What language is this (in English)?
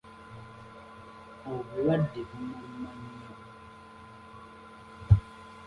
Ganda